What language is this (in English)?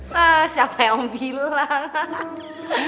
Indonesian